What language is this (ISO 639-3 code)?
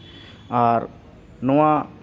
sat